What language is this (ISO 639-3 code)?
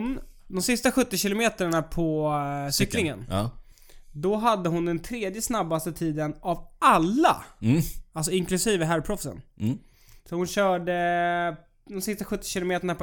swe